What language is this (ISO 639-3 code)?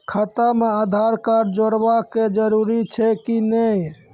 mai